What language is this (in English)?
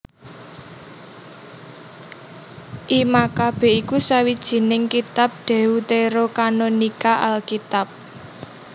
Javanese